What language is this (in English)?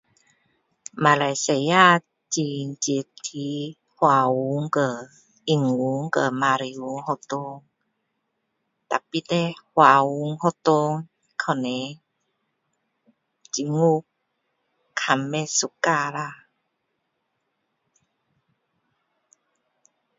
Min Dong Chinese